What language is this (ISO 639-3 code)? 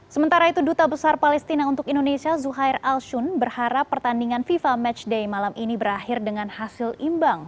ind